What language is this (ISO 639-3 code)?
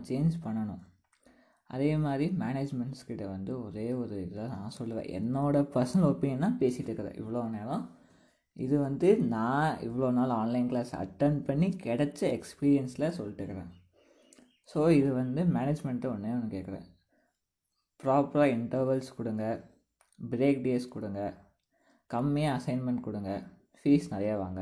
tam